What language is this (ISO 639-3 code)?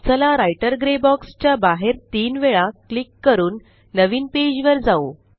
mar